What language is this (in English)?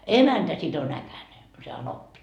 Finnish